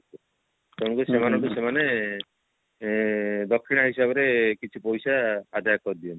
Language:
Odia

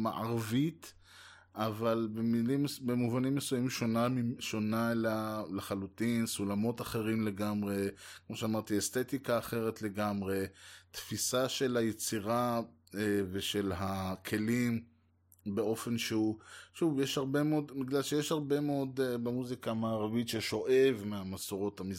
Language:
Hebrew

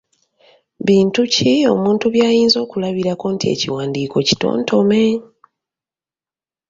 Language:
Ganda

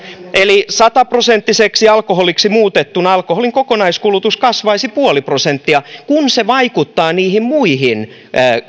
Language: Finnish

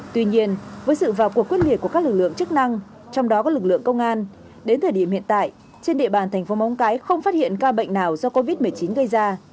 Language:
Vietnamese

